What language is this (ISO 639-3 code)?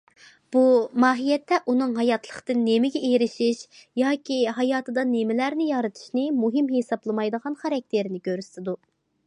uig